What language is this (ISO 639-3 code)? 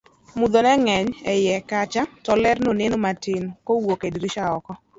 luo